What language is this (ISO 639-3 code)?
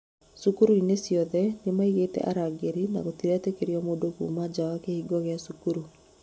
kik